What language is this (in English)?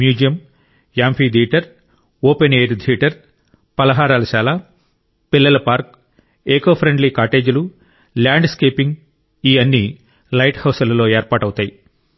Telugu